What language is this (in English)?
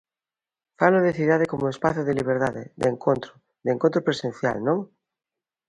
Galician